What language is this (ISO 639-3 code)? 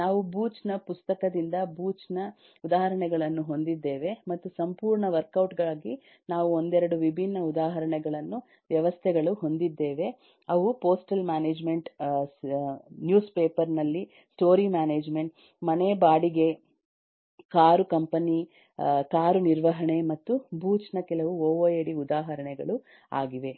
kan